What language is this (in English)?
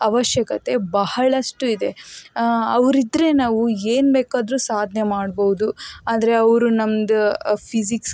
Kannada